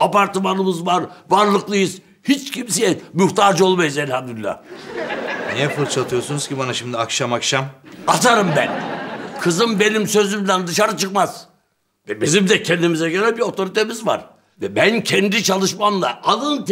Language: Turkish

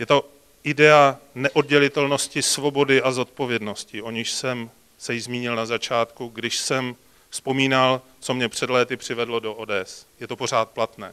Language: Czech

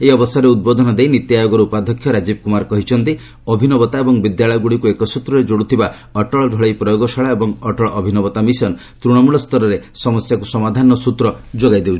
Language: Odia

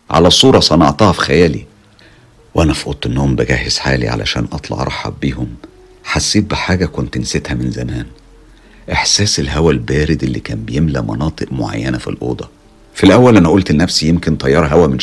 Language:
Arabic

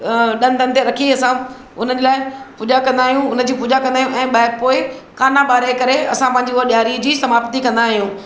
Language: Sindhi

